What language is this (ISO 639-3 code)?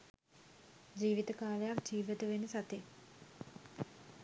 sin